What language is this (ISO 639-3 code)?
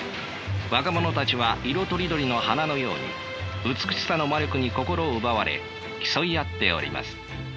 jpn